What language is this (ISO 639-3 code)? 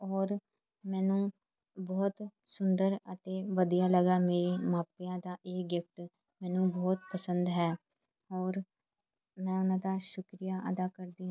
pan